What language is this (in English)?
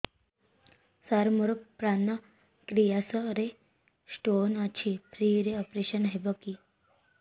Odia